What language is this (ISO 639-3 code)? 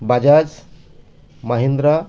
ben